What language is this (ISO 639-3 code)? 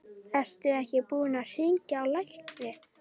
isl